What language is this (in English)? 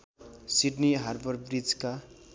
Nepali